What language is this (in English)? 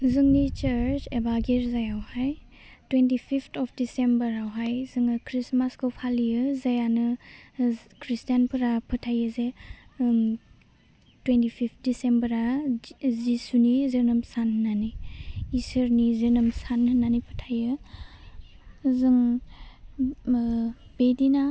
Bodo